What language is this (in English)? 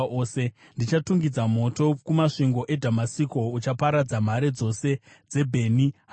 Shona